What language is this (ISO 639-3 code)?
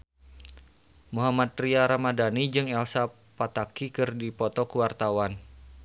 sun